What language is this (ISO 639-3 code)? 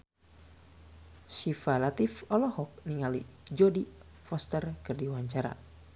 sun